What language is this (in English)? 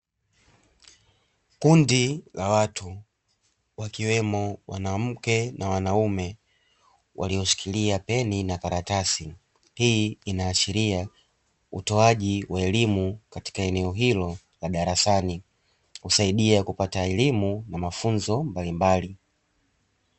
Swahili